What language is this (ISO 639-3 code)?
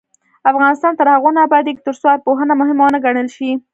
pus